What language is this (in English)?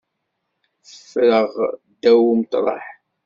Kabyle